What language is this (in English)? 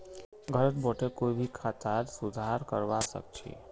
Magahi